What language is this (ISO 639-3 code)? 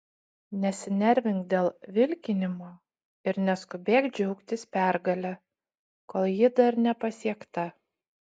lit